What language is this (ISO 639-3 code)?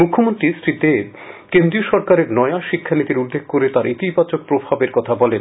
ben